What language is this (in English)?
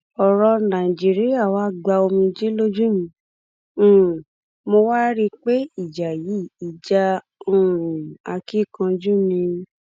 Yoruba